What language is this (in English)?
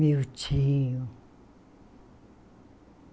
Portuguese